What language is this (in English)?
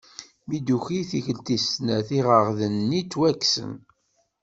Kabyle